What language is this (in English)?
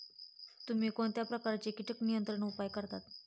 Marathi